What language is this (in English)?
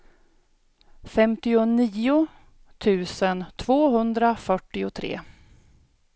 Swedish